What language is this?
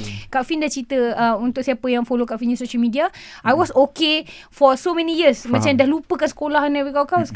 Malay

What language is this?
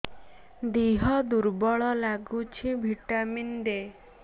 Odia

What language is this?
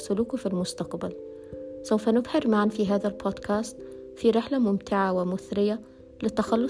Arabic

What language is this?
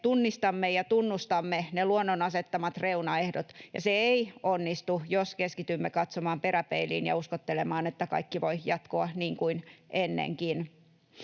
Finnish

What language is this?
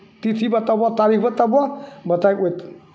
Maithili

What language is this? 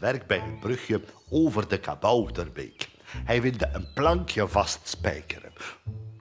Dutch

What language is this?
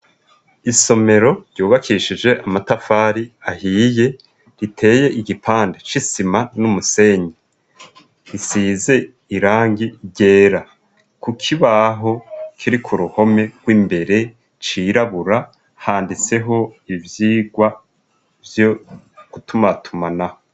Rundi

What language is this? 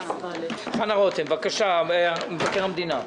Hebrew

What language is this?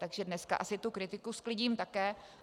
Czech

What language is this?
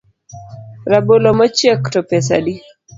Luo (Kenya and Tanzania)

